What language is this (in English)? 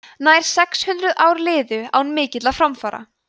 Icelandic